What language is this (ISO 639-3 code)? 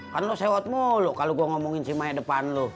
ind